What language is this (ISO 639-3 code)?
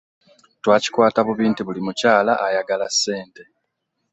lug